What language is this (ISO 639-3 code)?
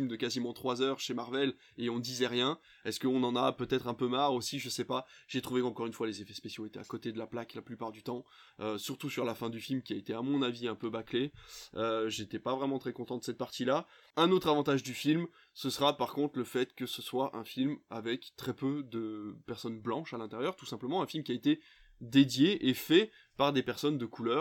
fra